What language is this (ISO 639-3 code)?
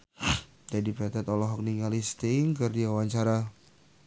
sun